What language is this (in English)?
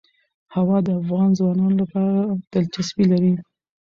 Pashto